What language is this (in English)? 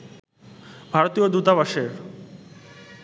Bangla